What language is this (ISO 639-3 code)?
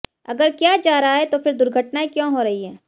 hin